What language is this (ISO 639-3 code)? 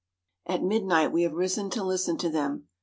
eng